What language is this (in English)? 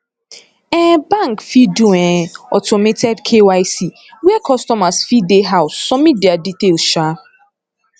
Nigerian Pidgin